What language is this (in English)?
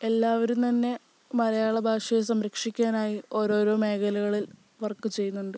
Malayalam